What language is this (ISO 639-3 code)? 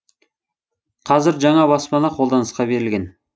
kaz